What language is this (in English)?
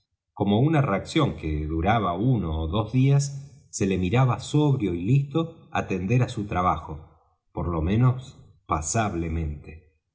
Spanish